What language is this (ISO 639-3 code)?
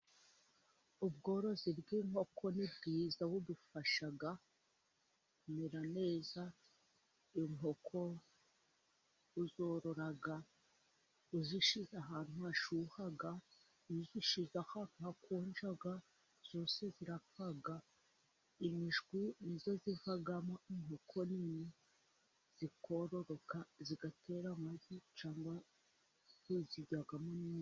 kin